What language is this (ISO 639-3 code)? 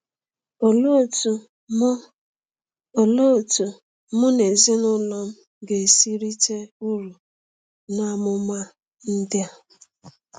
ibo